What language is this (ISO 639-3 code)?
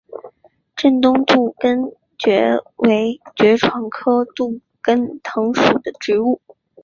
zho